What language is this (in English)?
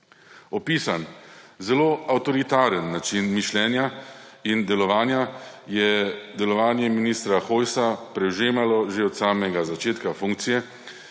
Slovenian